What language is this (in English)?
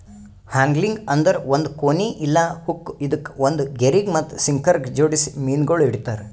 Kannada